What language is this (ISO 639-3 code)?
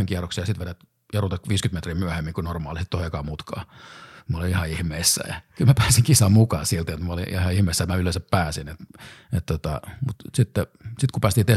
fin